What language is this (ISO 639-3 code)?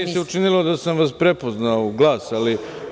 srp